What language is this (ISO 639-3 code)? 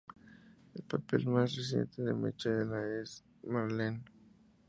spa